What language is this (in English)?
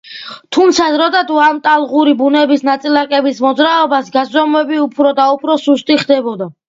Georgian